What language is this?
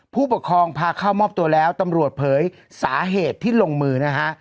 Thai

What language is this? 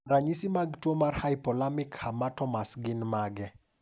Luo (Kenya and Tanzania)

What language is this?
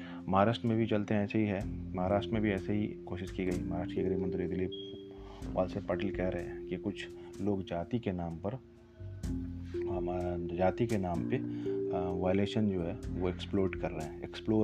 Hindi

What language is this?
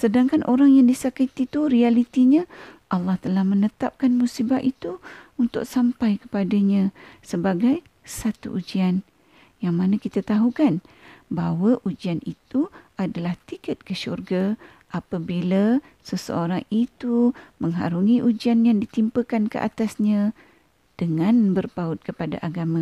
Malay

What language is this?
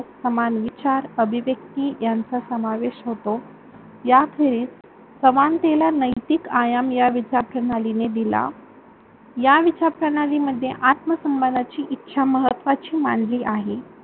Marathi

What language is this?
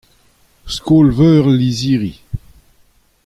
Breton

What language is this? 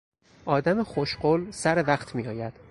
Persian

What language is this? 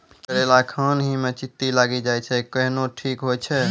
Maithili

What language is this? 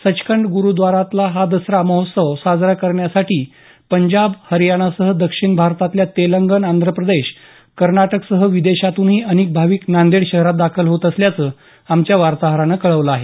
Marathi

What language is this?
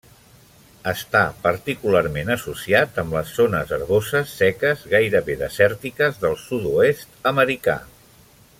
Catalan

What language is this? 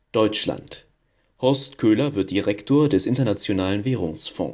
German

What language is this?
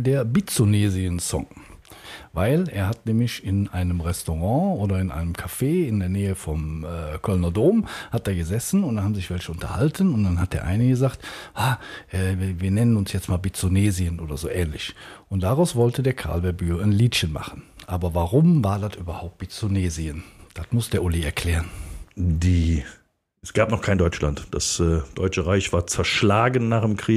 German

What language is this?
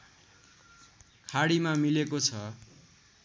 Nepali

